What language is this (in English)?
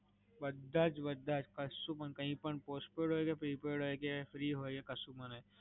Gujarati